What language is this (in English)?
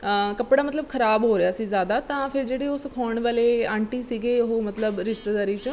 Punjabi